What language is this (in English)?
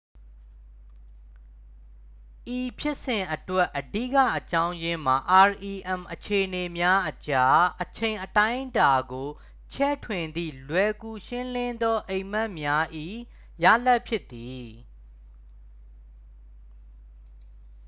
Burmese